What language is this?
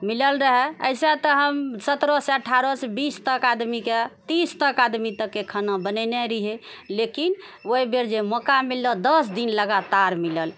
Maithili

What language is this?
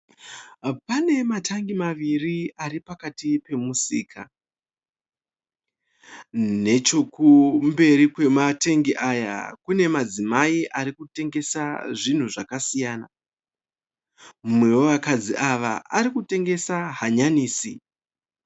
Shona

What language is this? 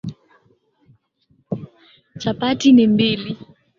Swahili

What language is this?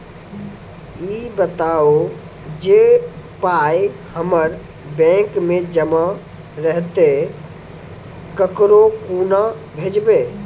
Maithili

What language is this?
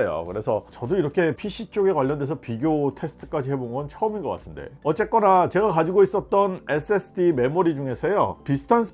Korean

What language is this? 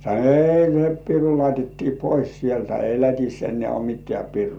Finnish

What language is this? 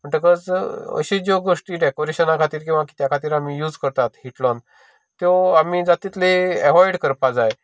Konkani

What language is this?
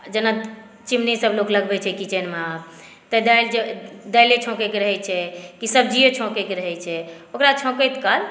Maithili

